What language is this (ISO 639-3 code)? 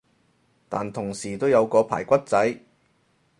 yue